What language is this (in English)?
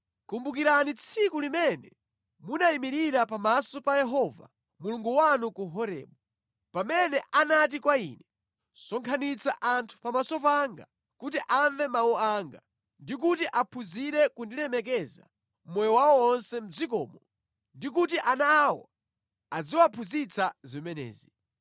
Nyanja